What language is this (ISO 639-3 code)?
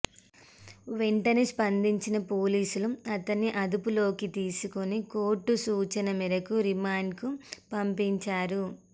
tel